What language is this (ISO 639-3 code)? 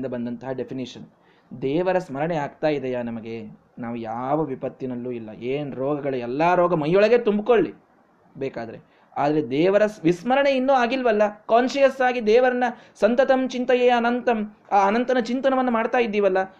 kan